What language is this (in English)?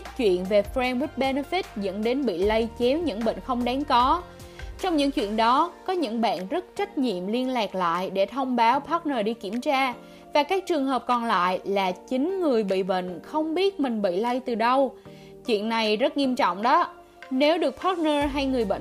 Vietnamese